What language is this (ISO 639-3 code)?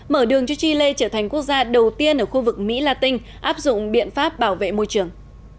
vie